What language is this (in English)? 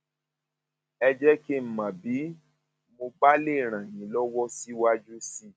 Yoruba